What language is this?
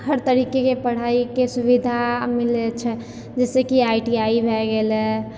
Maithili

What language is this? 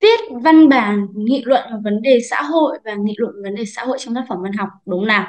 Vietnamese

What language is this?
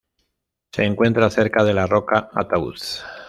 Spanish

